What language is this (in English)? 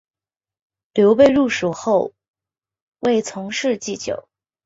Chinese